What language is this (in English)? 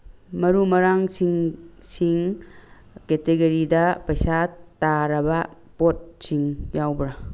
Manipuri